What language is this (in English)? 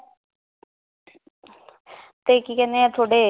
Punjabi